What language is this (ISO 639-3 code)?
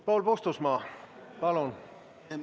est